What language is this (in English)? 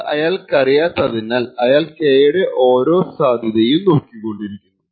Malayalam